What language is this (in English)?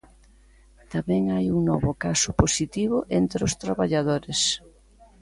Galician